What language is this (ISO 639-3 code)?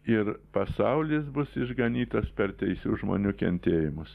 lit